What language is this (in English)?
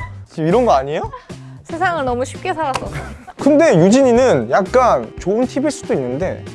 Korean